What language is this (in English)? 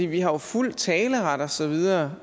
Danish